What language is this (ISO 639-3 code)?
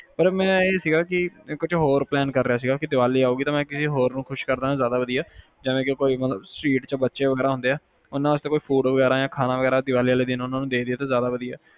pan